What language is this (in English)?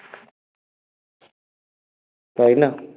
Bangla